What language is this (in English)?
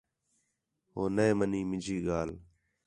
Khetrani